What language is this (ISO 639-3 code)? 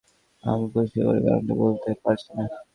ben